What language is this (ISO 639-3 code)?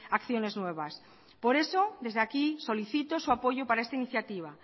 spa